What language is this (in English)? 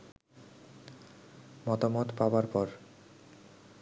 Bangla